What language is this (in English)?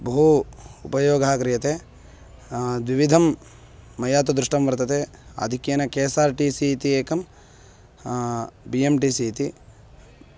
Sanskrit